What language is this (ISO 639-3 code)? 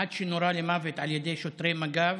heb